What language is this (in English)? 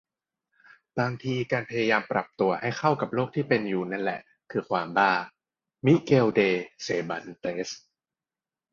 Thai